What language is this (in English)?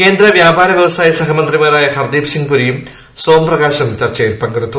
Malayalam